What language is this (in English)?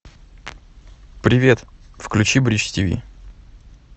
Russian